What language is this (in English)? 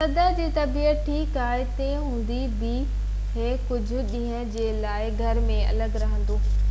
Sindhi